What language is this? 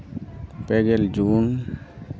Santali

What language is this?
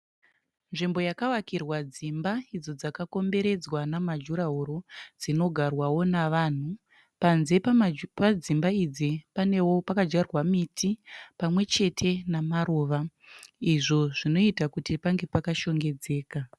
Shona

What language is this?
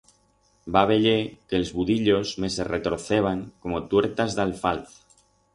Aragonese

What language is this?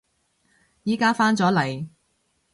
Cantonese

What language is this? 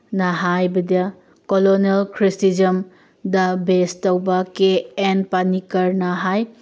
Manipuri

